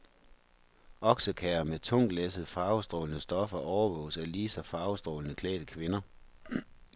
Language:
Danish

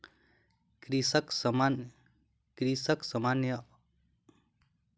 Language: Maithili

